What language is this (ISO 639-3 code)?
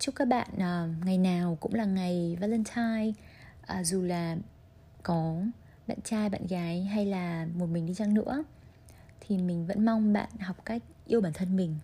vie